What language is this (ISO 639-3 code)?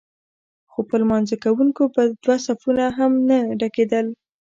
pus